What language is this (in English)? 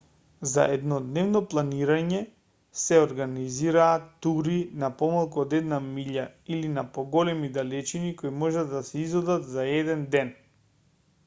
Macedonian